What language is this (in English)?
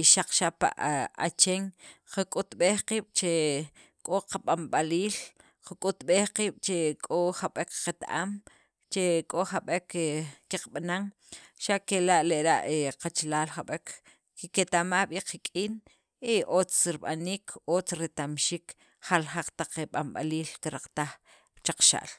Sacapulteco